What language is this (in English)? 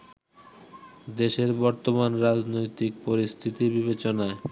Bangla